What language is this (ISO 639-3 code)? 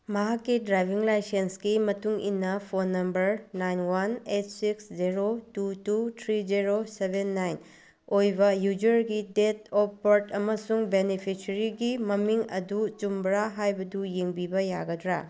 mni